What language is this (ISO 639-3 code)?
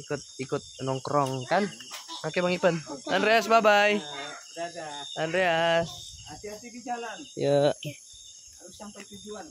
ind